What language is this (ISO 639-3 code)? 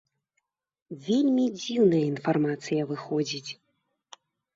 bel